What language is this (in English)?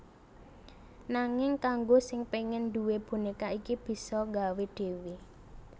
Javanese